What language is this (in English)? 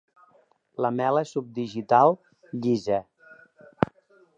Catalan